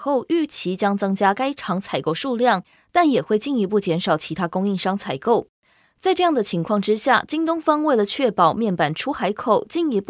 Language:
Chinese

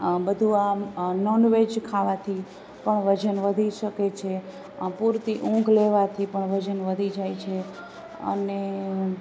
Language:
Gujarati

